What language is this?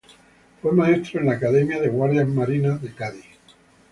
Spanish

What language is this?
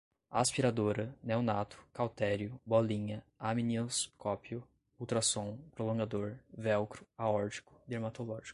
Portuguese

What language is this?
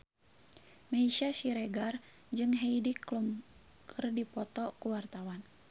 Sundanese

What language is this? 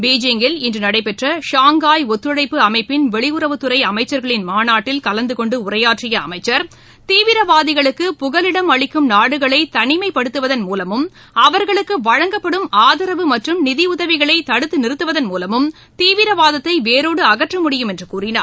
Tamil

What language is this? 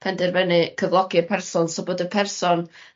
Welsh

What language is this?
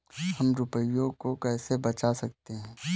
Hindi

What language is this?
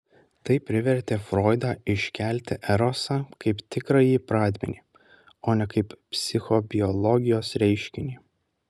Lithuanian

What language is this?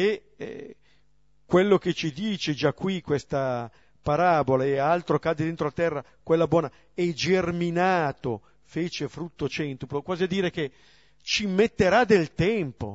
Italian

